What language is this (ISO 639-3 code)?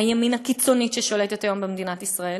heb